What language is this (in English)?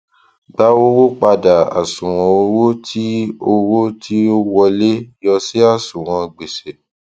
Yoruba